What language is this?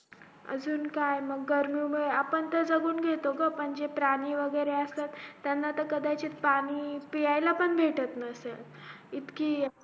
Marathi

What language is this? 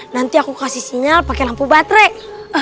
Indonesian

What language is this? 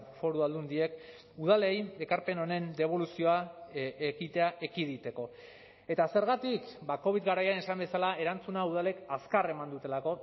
Basque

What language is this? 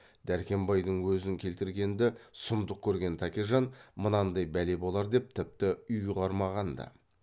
Kazakh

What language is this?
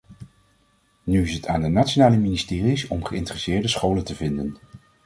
Dutch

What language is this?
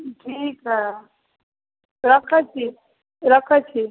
Maithili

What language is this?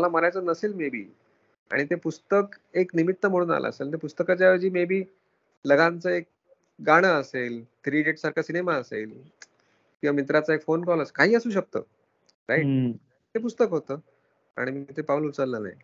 Marathi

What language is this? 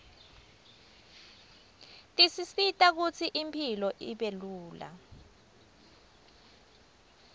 Swati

